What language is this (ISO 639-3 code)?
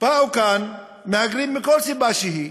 heb